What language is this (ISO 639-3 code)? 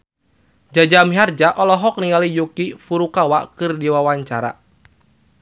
sun